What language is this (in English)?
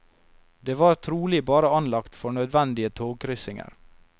Norwegian